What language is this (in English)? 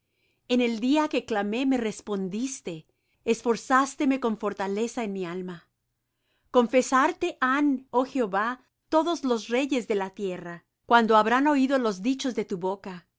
Spanish